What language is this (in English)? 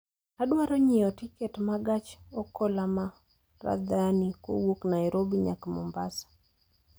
Luo (Kenya and Tanzania)